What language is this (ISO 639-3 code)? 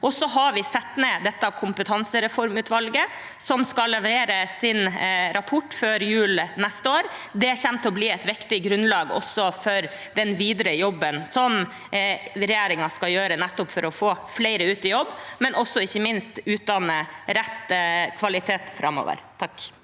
nor